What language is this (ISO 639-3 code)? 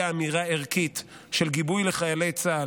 heb